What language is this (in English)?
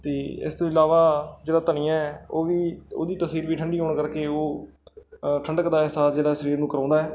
Punjabi